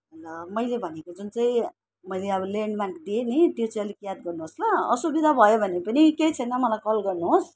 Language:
Nepali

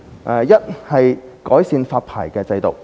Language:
Cantonese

